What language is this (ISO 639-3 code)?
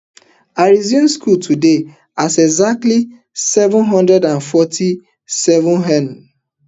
pcm